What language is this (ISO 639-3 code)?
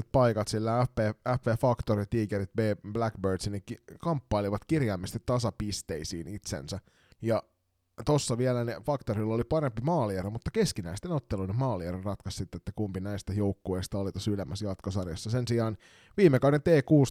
fin